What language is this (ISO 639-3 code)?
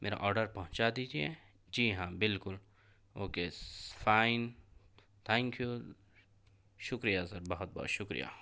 urd